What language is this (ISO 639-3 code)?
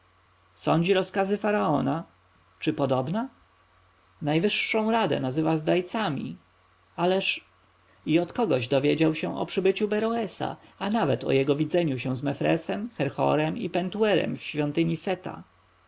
pol